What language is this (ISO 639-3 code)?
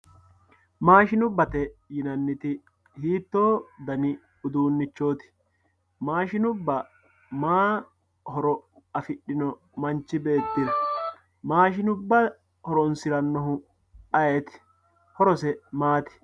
sid